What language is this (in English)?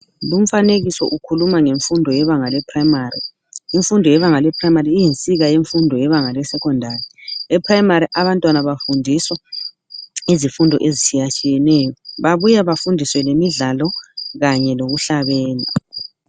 North Ndebele